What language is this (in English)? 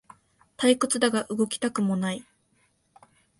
Japanese